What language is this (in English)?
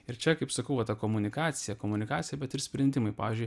Lithuanian